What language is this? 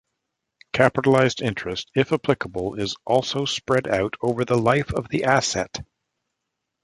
English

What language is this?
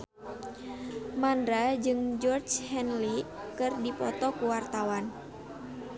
Sundanese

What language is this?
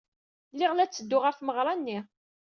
Kabyle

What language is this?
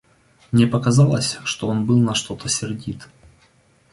Russian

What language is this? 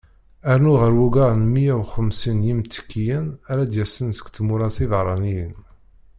Kabyle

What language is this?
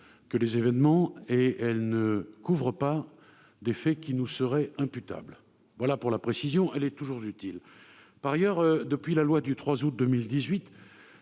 French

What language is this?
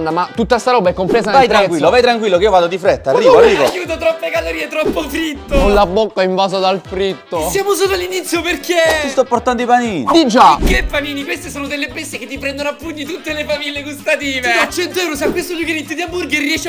Italian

